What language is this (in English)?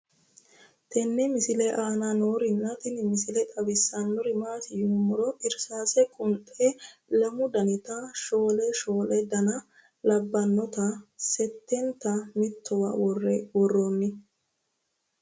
Sidamo